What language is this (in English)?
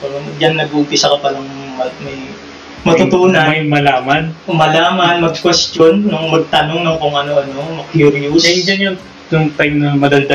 Filipino